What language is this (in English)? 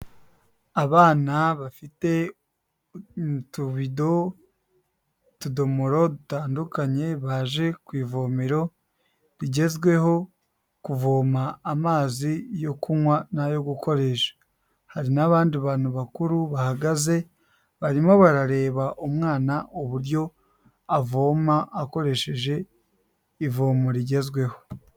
Kinyarwanda